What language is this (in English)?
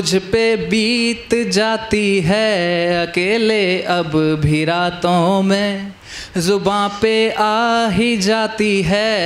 Hindi